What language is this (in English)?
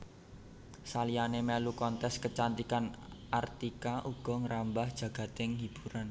Javanese